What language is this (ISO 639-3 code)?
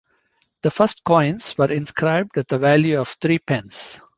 eng